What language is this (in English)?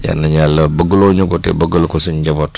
Wolof